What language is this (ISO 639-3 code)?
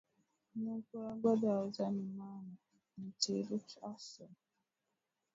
dag